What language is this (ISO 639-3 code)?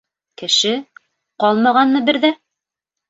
bak